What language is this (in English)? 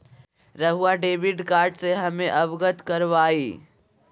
Magahi